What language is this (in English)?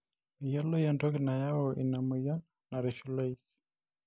Masai